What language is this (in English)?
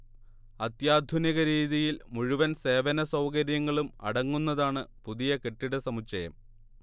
Malayalam